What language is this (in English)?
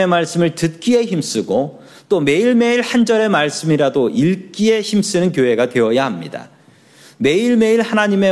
Korean